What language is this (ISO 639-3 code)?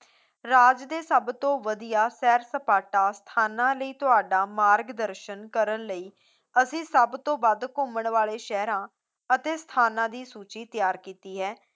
pan